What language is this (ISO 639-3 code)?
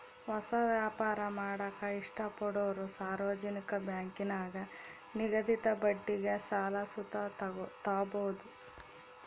kan